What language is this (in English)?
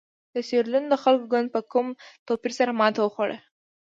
Pashto